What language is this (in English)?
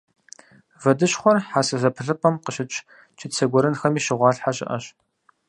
Kabardian